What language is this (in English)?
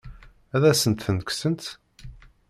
Kabyle